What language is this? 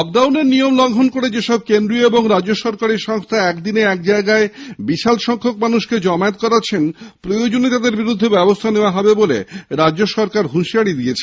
Bangla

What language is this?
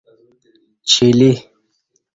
Kati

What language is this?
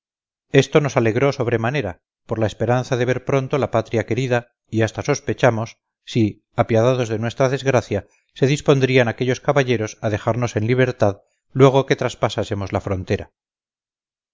Spanish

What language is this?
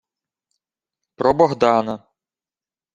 Ukrainian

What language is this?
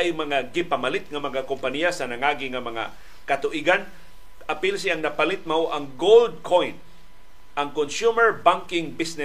Filipino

